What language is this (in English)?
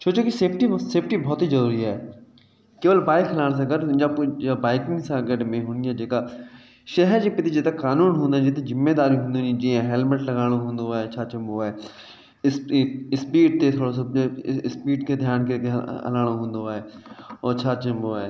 Sindhi